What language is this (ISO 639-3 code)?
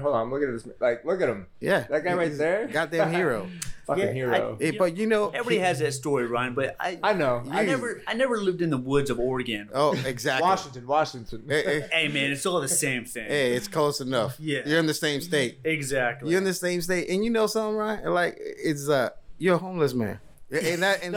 eng